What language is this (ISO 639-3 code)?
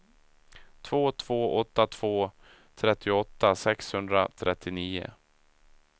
swe